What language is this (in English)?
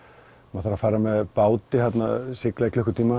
Icelandic